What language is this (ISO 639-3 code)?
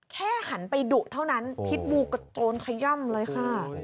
tha